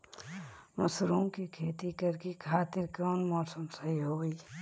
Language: Bhojpuri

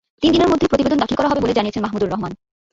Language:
Bangla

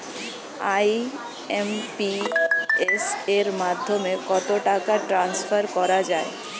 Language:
Bangla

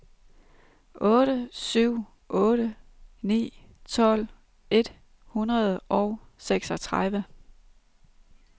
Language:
Danish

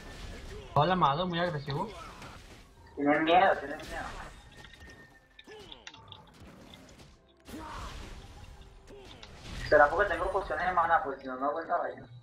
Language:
Spanish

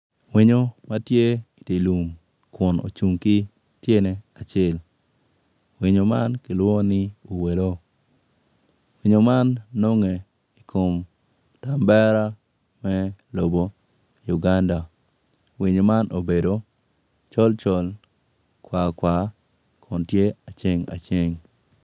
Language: Acoli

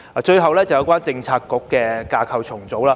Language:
Cantonese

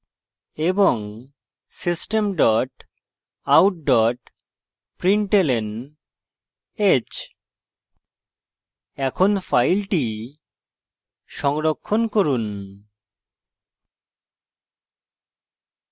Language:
Bangla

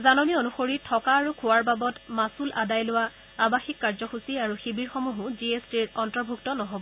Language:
Assamese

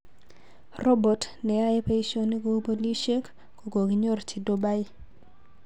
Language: Kalenjin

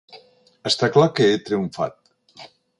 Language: Catalan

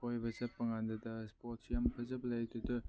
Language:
Manipuri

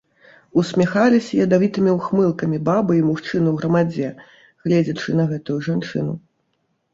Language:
Belarusian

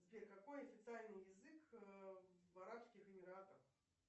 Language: Russian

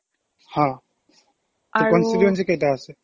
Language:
Assamese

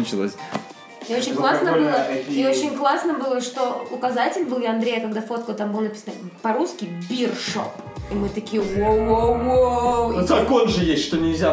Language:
Russian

